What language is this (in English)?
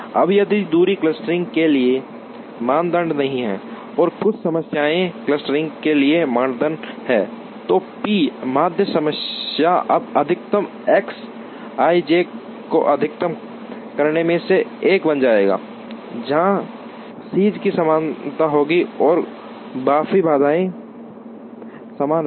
Hindi